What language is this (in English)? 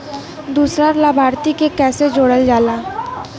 Bhojpuri